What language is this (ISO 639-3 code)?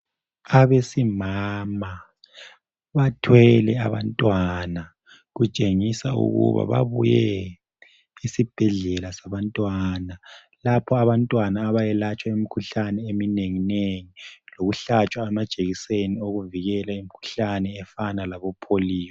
nde